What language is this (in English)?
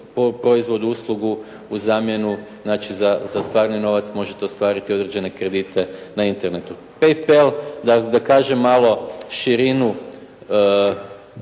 Croatian